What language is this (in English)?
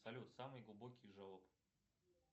Russian